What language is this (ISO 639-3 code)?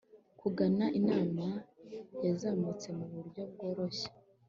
kin